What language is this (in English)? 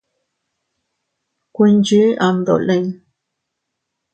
Teutila Cuicatec